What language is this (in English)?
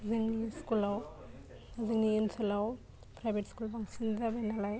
Bodo